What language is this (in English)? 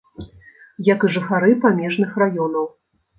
Belarusian